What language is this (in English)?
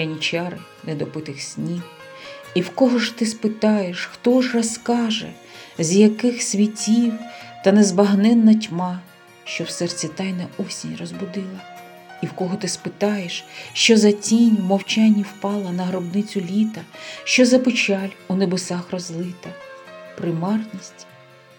Ukrainian